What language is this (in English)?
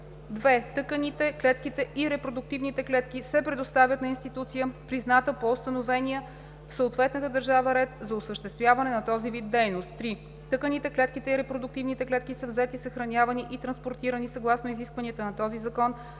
Bulgarian